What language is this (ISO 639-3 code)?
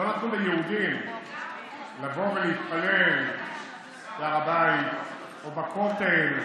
heb